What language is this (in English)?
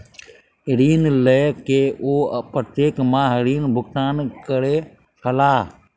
Maithili